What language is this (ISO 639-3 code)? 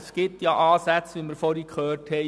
gsw